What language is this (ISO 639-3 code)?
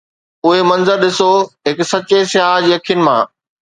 snd